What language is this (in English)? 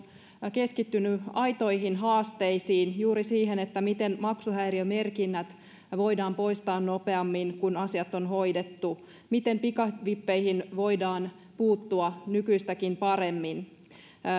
Finnish